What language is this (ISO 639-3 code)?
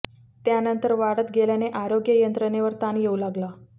mar